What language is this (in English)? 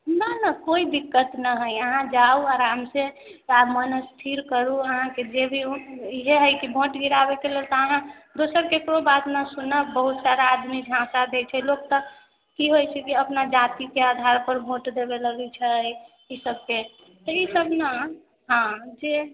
Maithili